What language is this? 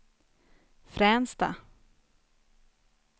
Swedish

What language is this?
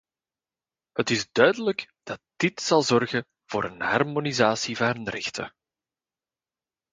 Dutch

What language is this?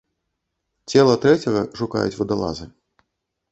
Belarusian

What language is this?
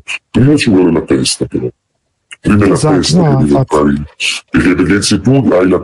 Italian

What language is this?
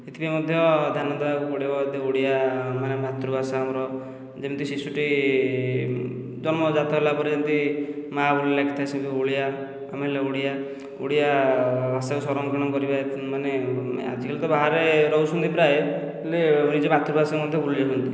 Odia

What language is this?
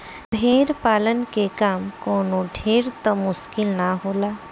Bhojpuri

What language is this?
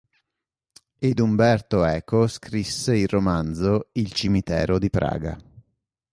Italian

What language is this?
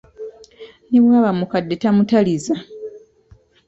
Ganda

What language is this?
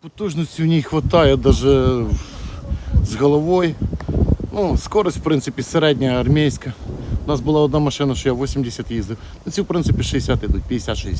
Ukrainian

